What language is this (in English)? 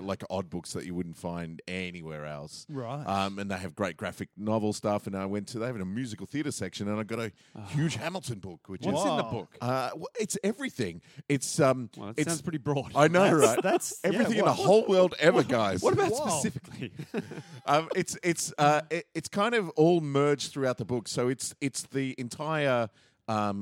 English